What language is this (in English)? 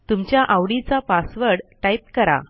Marathi